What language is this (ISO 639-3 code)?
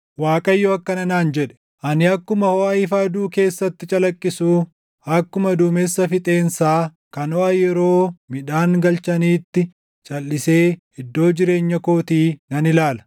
orm